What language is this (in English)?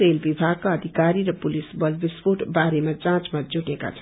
Nepali